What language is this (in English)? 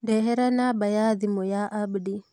Kikuyu